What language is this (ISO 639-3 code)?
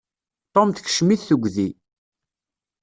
kab